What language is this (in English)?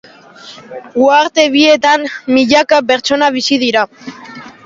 Basque